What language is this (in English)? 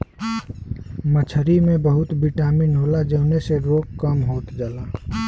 Bhojpuri